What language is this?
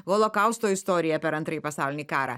Lithuanian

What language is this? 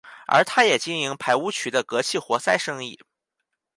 Chinese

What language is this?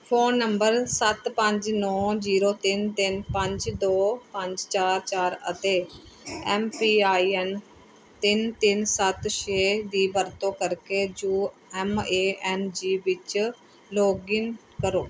Punjabi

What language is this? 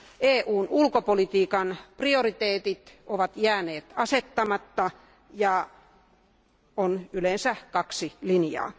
Finnish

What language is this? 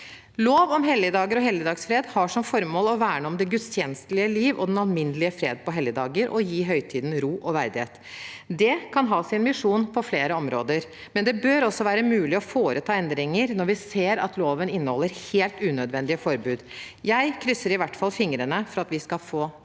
Norwegian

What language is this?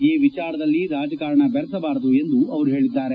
Kannada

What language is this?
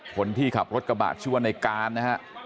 Thai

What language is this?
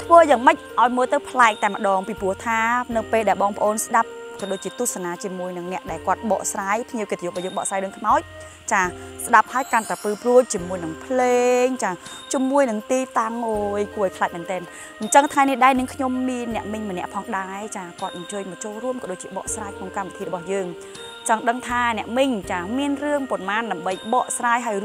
Vietnamese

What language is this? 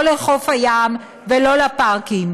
Hebrew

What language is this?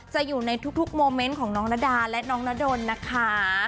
Thai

